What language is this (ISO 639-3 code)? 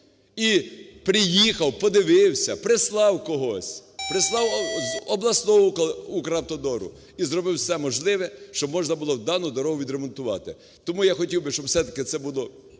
ukr